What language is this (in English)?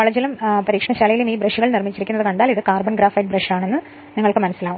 Malayalam